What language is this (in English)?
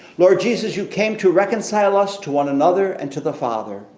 English